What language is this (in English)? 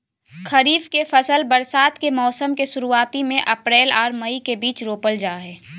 Maithili